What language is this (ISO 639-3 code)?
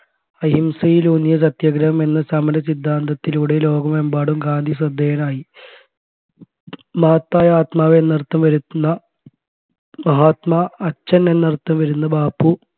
mal